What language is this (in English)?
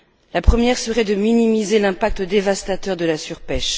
French